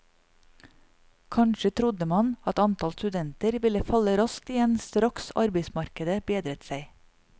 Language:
Norwegian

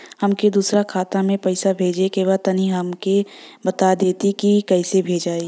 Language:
Bhojpuri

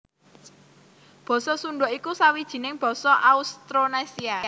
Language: Javanese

